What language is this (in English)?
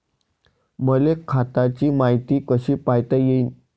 Marathi